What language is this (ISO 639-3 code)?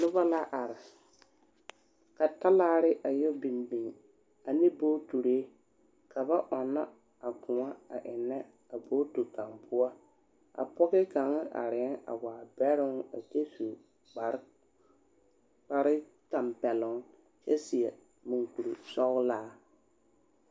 dga